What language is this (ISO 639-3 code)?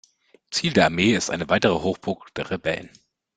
deu